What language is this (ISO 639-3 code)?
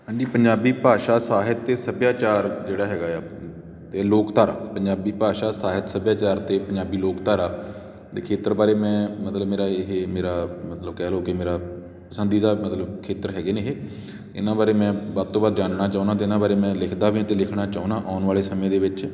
pan